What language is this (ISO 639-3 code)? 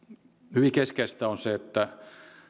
fin